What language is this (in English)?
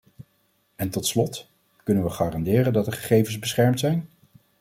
Dutch